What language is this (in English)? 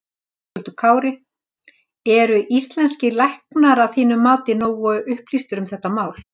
Icelandic